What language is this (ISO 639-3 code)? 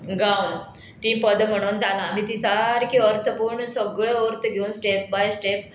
kok